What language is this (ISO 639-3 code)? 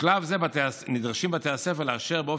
heb